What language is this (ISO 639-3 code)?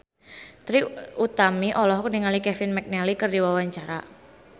sun